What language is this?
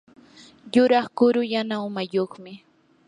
Yanahuanca Pasco Quechua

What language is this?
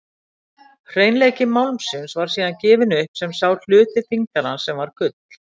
Icelandic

